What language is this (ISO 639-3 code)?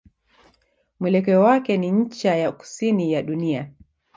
swa